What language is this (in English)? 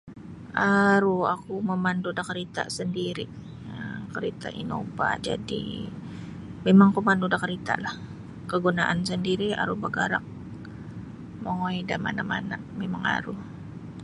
Sabah Bisaya